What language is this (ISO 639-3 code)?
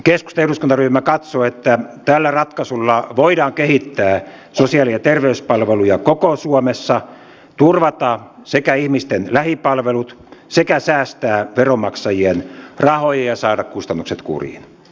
fin